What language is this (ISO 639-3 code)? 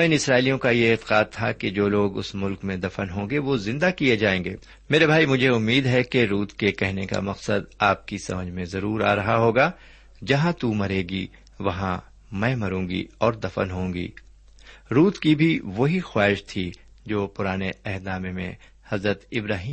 urd